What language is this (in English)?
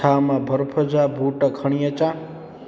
Sindhi